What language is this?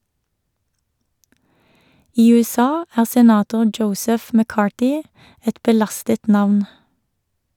Norwegian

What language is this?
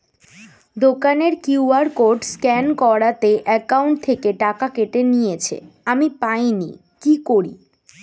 Bangla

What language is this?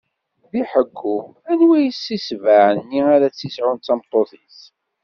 Kabyle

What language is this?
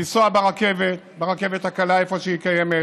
Hebrew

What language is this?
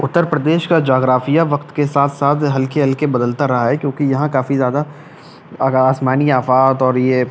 Urdu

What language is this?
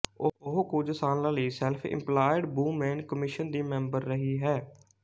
Punjabi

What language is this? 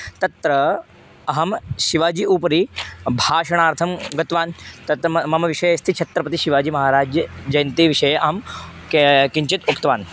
Sanskrit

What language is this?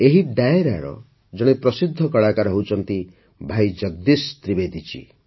Odia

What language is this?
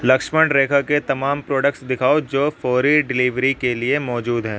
Urdu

